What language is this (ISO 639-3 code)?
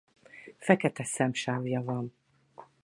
hun